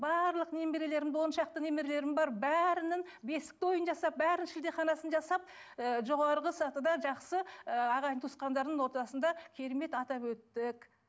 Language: Kazakh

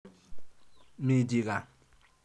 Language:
Kalenjin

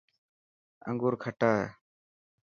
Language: Dhatki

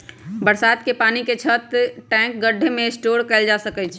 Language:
Magahi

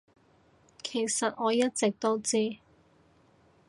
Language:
Cantonese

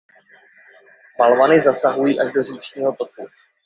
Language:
Czech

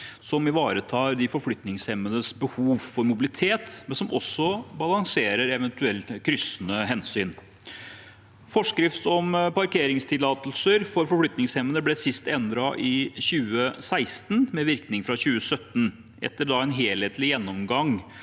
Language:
Norwegian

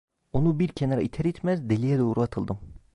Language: Turkish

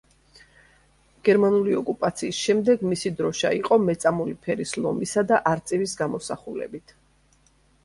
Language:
Georgian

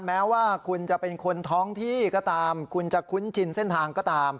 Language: Thai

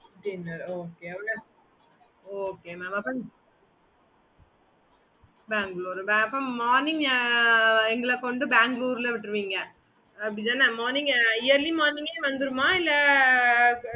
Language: Tamil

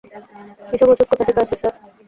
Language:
Bangla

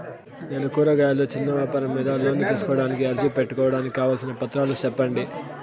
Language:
Telugu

